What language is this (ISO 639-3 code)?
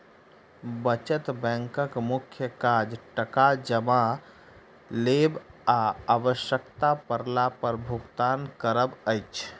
mai